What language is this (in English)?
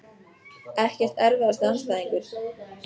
Icelandic